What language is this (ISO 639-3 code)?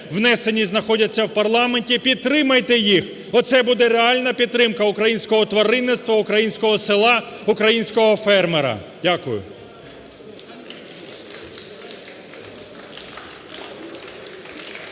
ukr